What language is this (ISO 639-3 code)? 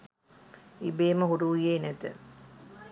sin